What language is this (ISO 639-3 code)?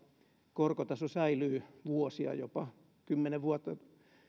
fin